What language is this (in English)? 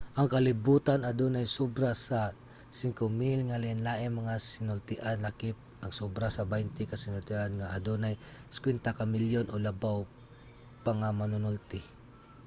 Cebuano